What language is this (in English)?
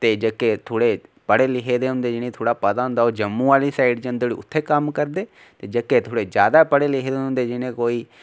Dogri